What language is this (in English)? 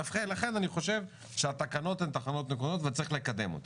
Hebrew